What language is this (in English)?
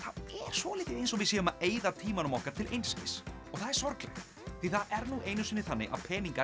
Icelandic